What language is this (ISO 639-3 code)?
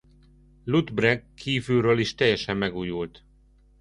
hun